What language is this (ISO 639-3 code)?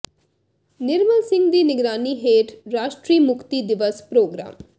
pan